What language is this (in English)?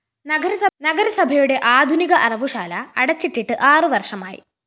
Malayalam